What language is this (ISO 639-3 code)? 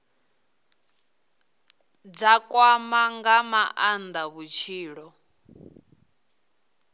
ven